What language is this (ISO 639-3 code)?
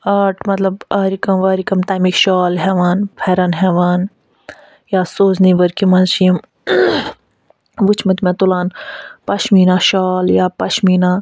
kas